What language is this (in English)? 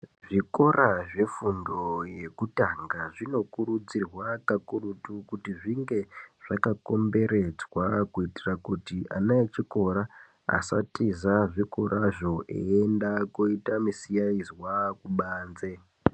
Ndau